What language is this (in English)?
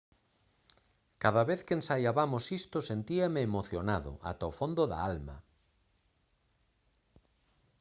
Galician